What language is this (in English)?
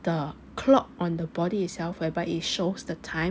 English